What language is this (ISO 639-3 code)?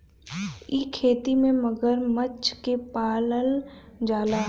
bho